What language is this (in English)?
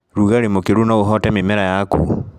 Kikuyu